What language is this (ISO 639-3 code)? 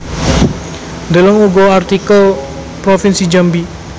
jav